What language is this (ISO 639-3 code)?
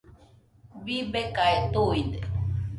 hux